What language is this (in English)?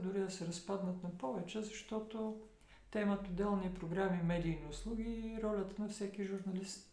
Bulgarian